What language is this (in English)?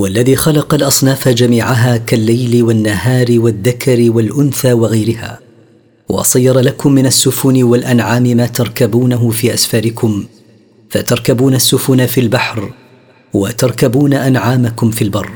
Arabic